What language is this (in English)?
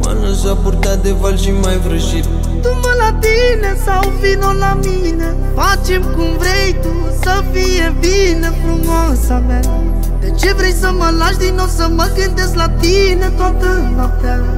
Romanian